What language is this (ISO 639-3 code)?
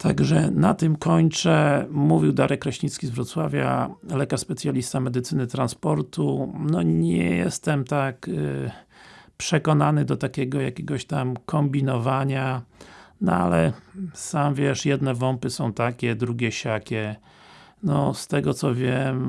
pol